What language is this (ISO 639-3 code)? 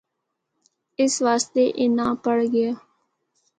hno